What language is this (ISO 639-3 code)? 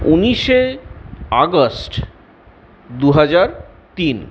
ben